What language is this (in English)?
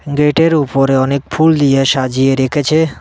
Bangla